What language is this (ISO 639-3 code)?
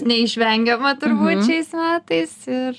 lit